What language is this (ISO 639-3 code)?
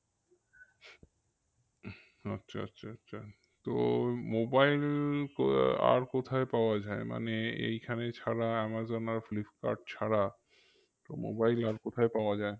ben